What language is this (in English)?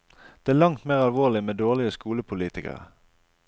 Norwegian